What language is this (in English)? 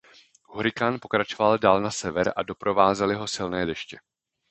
Czech